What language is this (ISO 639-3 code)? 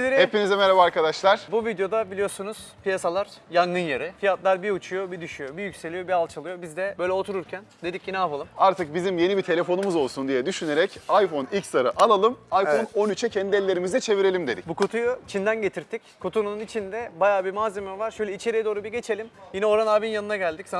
tur